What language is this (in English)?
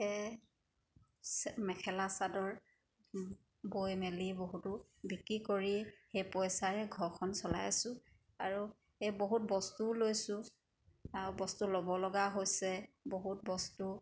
Assamese